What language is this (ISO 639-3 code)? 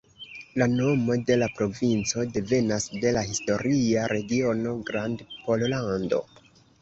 epo